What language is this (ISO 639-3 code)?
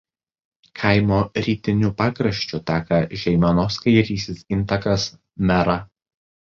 lit